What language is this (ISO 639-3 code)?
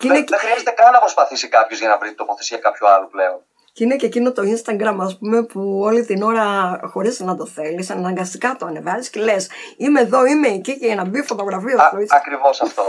ell